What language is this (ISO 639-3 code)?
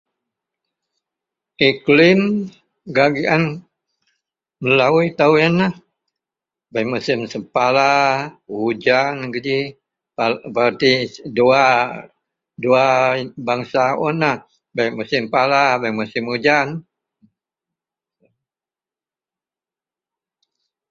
mel